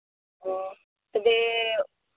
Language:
Santali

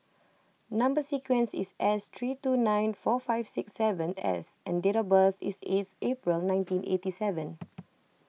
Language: English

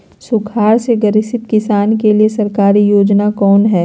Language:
Magahi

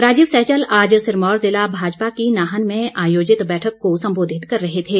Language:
Hindi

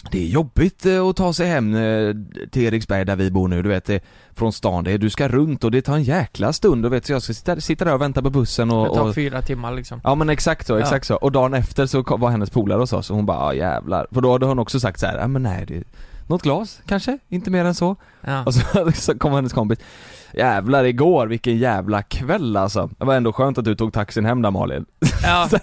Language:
Swedish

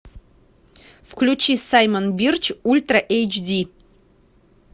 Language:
Russian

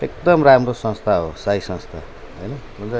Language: Nepali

